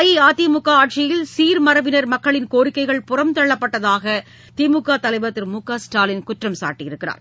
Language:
Tamil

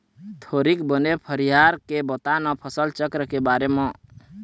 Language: Chhattisgarhi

